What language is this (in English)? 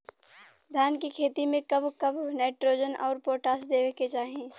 Bhojpuri